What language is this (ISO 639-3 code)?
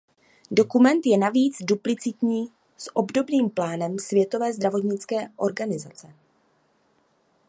ces